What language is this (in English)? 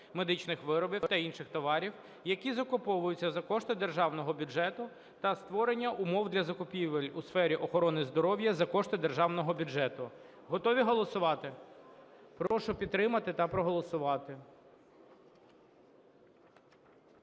Ukrainian